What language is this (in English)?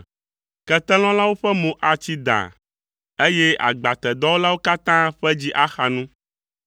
Ewe